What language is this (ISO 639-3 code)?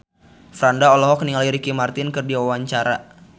sun